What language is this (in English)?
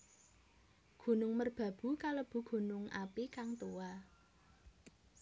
Javanese